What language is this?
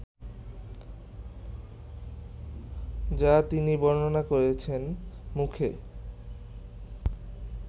Bangla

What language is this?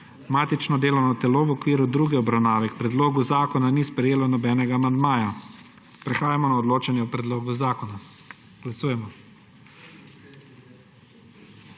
Slovenian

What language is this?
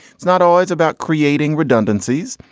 English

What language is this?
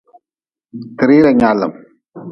Nawdm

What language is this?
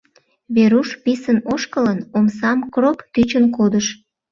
Mari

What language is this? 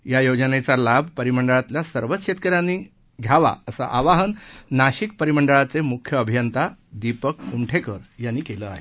Marathi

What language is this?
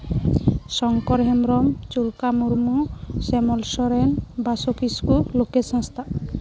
Santali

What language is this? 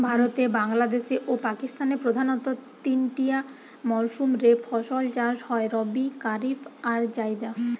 Bangla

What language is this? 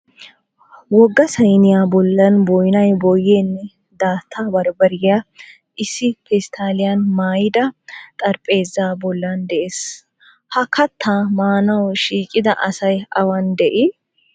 Wolaytta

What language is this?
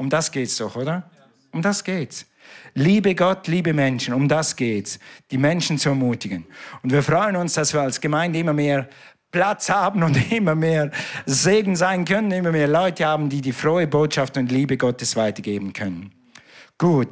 German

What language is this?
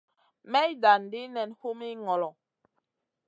Masana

